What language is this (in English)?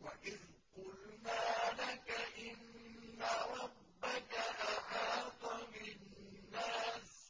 Arabic